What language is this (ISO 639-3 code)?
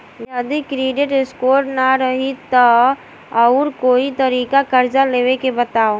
bho